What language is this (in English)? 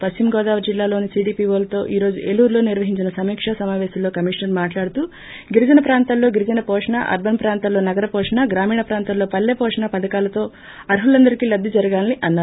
Telugu